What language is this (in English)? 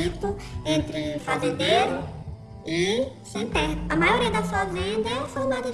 Portuguese